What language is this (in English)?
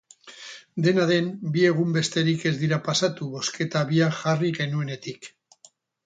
Basque